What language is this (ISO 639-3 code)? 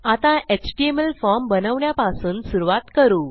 mar